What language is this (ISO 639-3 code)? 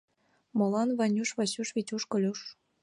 chm